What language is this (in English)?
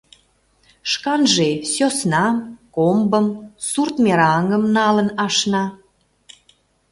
Mari